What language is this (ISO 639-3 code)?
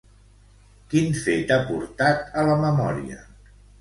cat